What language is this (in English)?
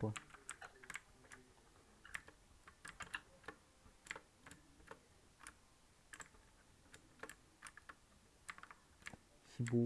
Korean